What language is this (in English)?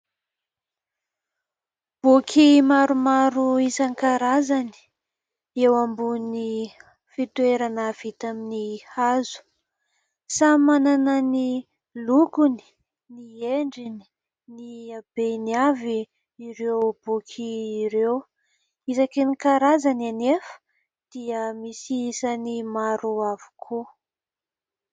Malagasy